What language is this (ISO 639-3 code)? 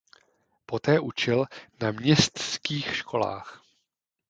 ces